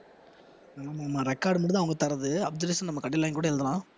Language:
Tamil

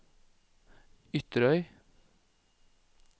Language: Norwegian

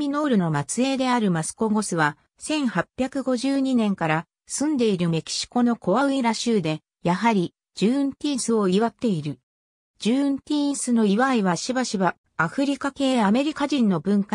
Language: Japanese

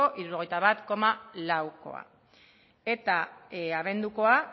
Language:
Basque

